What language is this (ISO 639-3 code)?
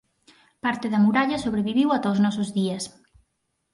glg